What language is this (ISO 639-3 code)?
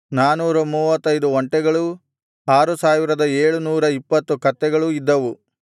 kan